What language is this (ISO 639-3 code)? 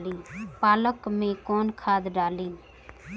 bho